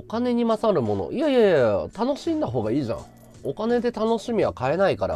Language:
Japanese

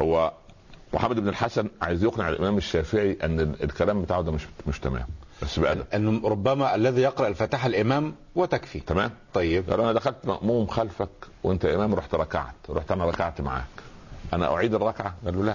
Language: Arabic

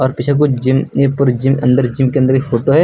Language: Hindi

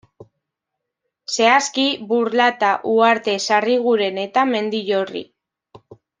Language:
Basque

